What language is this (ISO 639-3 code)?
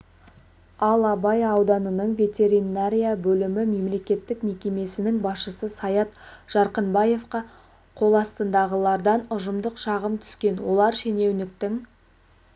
kaz